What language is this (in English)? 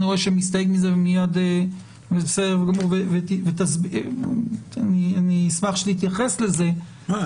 Hebrew